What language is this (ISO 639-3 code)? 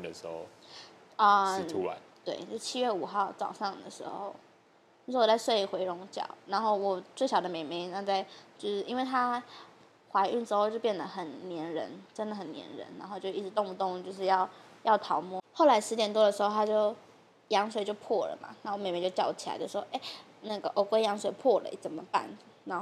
zho